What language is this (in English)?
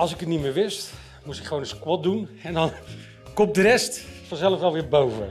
Dutch